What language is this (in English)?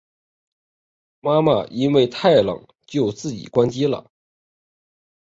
Chinese